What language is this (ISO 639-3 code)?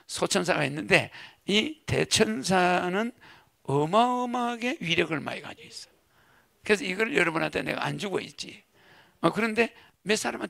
kor